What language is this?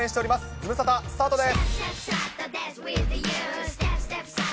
Japanese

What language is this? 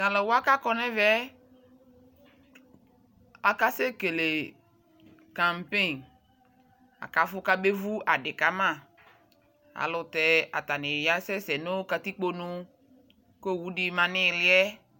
Ikposo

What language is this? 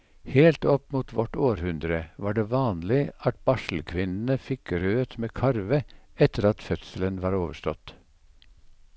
Norwegian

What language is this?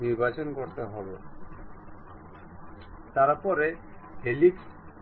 Bangla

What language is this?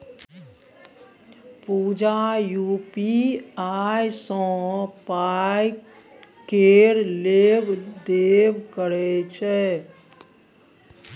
Maithili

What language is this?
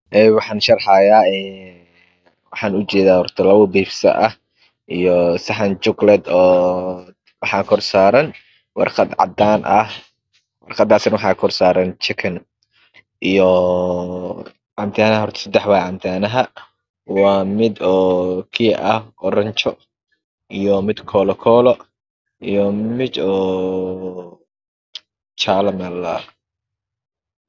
Somali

